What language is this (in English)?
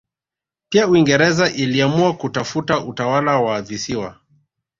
Swahili